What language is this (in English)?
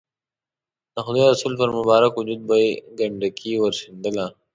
Pashto